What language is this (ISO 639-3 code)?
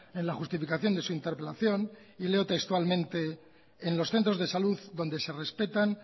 spa